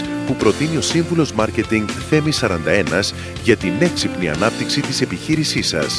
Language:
Greek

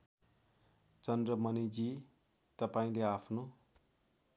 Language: Nepali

